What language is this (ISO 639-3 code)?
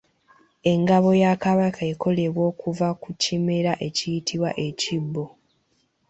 lug